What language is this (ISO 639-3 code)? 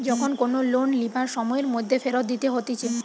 ben